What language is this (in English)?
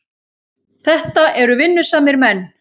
Icelandic